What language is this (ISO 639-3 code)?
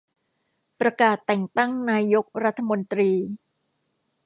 tha